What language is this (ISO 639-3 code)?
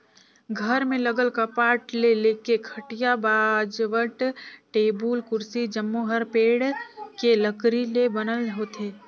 hne